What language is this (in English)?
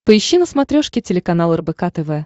Russian